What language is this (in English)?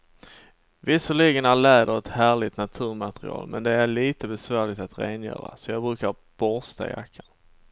Swedish